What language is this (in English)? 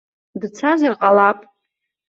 Abkhazian